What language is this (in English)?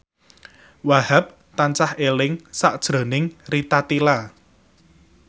Javanese